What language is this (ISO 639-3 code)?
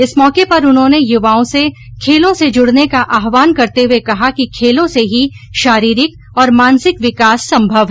hin